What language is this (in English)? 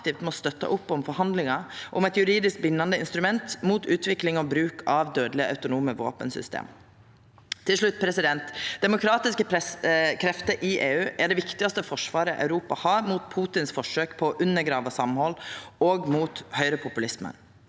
Norwegian